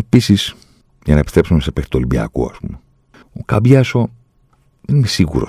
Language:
Greek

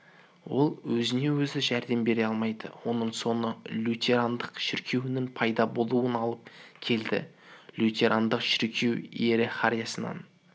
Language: Kazakh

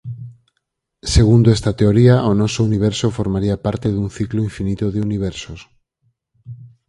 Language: Galician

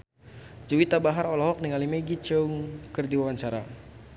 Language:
Sundanese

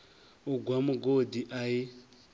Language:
Venda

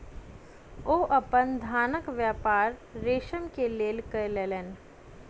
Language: Maithili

